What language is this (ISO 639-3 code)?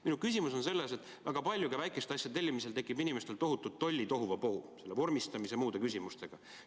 est